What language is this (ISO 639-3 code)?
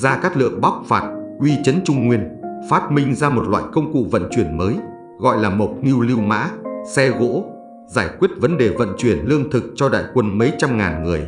vie